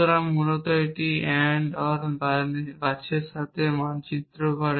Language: Bangla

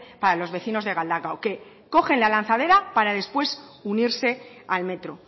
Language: Spanish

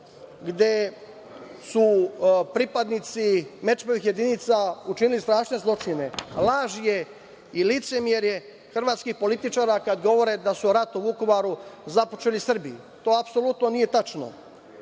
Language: Serbian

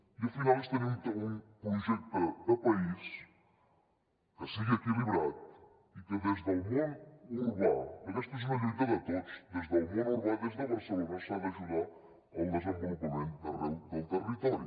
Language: Catalan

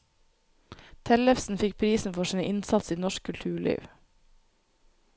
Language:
Norwegian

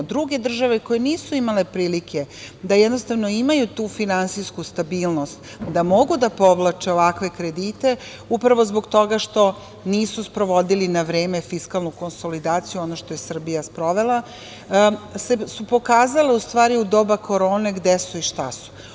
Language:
Serbian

